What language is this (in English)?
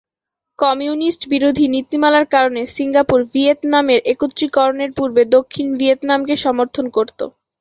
Bangla